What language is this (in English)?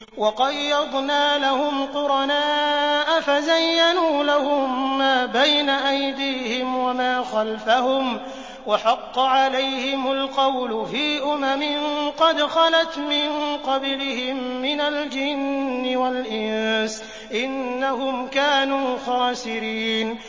Arabic